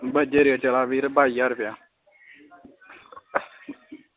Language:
Dogri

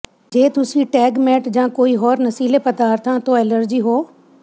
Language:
Punjabi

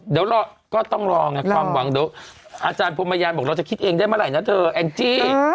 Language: Thai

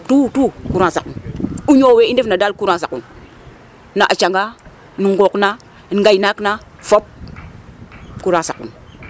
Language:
Serer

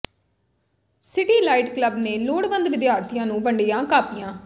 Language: Punjabi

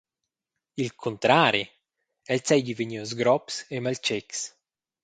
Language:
Romansh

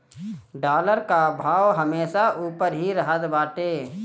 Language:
Bhojpuri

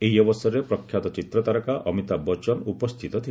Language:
Odia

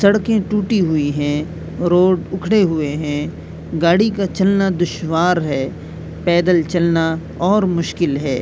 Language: Urdu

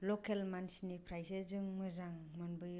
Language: Bodo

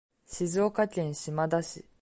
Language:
Japanese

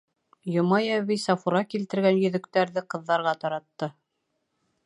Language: Bashkir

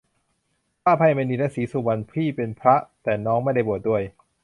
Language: Thai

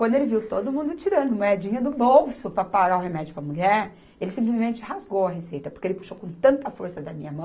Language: Portuguese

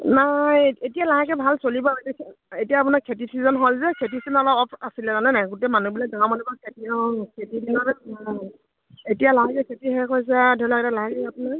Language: Assamese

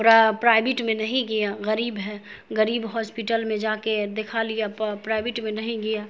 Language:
Urdu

